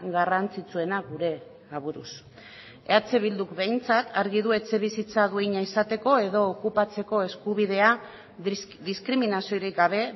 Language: Basque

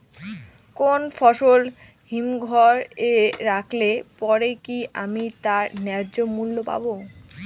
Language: Bangla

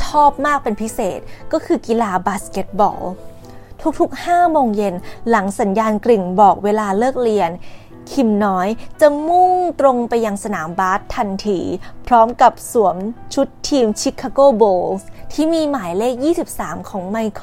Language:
Thai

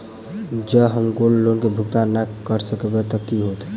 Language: Maithili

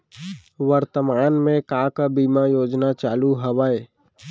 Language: Chhattisgarhi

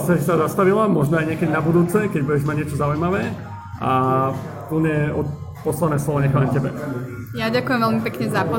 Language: Slovak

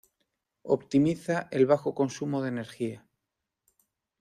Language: Spanish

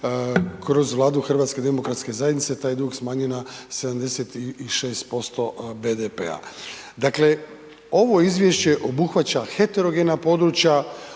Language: Croatian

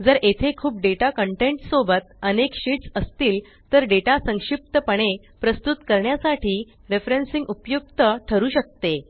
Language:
Marathi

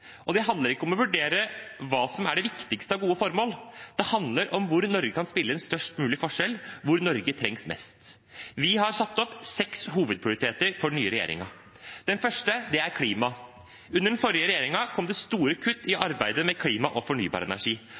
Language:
Norwegian Bokmål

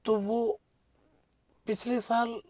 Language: Hindi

